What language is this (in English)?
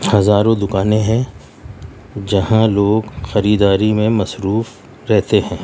Urdu